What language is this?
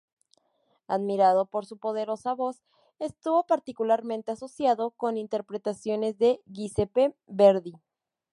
Spanish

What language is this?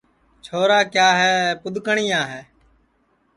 Sansi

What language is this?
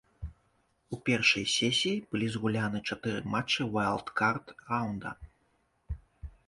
Belarusian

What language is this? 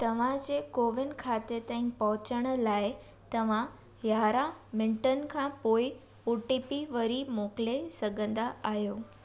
Sindhi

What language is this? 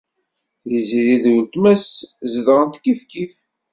Kabyle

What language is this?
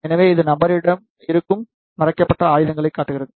Tamil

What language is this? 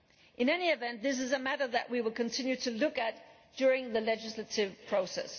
English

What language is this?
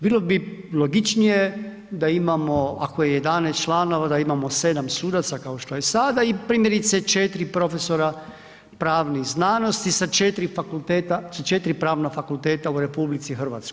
Croatian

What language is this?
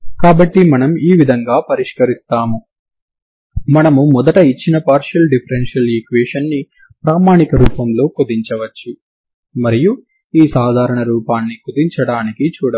Telugu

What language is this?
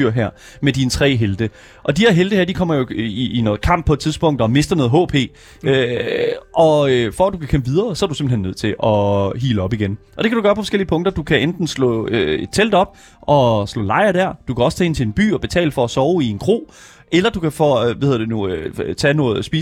Danish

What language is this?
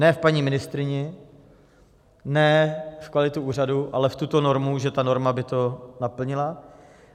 Czech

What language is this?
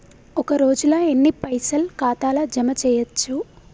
Telugu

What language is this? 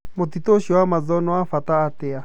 Kikuyu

